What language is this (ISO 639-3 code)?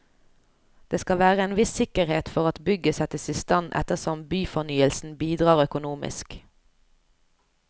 nor